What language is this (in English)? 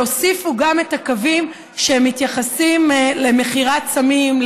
Hebrew